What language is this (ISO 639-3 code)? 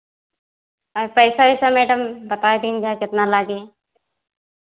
hin